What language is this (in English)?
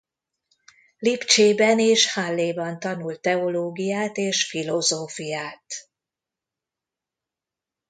Hungarian